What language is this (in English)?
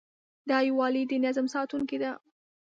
Pashto